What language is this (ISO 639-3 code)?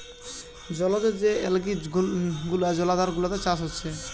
ben